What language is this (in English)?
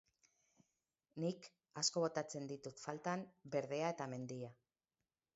Basque